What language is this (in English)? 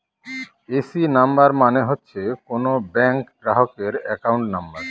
Bangla